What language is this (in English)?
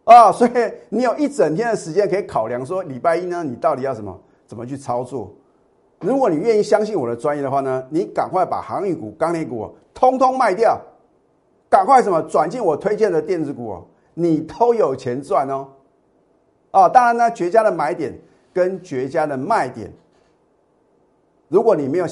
Chinese